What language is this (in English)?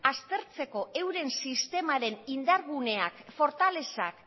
Basque